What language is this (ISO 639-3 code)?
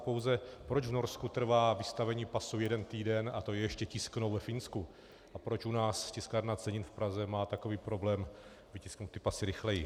ces